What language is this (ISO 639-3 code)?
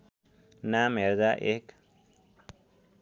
nep